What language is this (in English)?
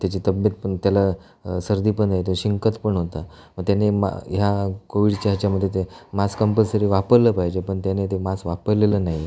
Marathi